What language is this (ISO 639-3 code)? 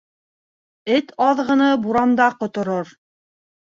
bak